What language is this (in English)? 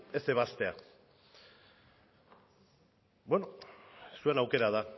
Basque